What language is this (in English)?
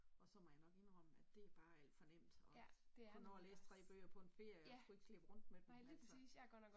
Danish